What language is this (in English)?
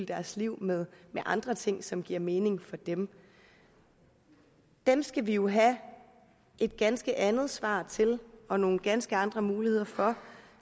Danish